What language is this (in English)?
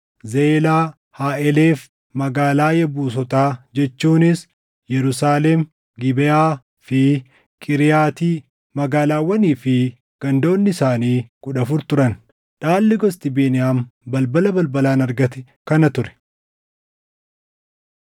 Oromo